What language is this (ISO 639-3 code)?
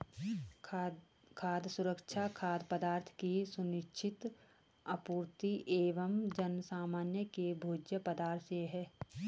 hin